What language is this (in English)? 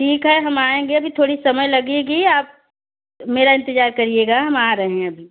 Hindi